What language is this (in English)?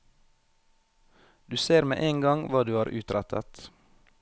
Norwegian